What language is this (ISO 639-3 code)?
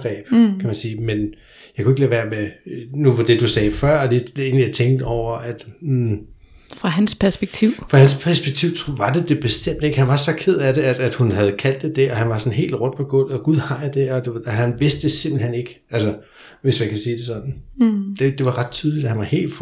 dan